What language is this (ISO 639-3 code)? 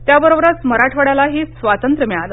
mar